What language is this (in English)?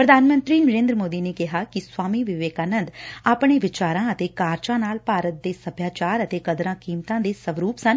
Punjabi